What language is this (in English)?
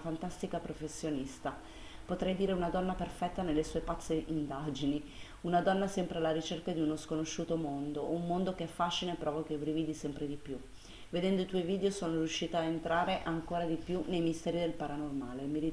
Italian